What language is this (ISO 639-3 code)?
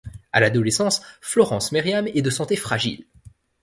fra